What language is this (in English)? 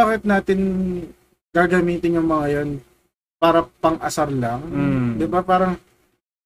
Filipino